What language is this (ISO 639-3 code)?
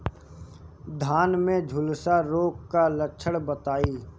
bho